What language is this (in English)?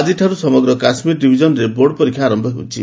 Odia